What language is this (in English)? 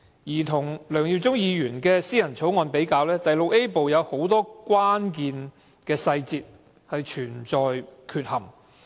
Cantonese